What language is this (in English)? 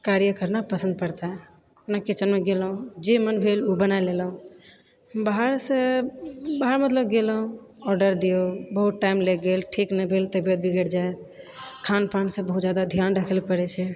Maithili